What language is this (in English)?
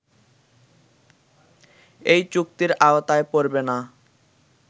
Bangla